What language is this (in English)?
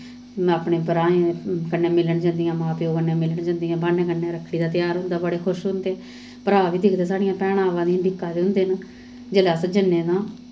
Dogri